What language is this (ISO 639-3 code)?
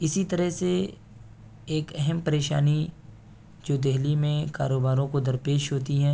urd